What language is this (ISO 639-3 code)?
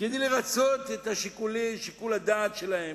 heb